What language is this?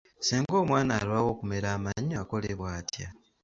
Ganda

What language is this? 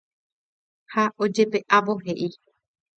Guarani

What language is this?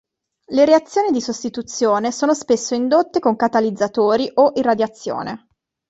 Italian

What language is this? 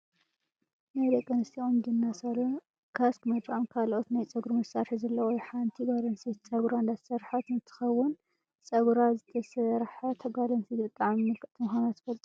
Tigrinya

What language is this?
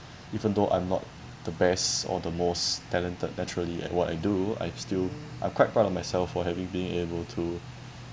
English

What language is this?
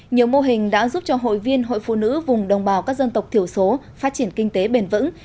Vietnamese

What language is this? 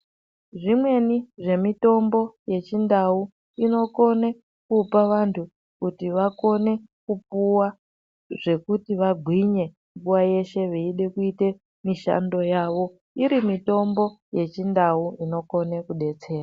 Ndau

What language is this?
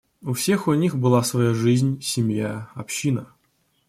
Russian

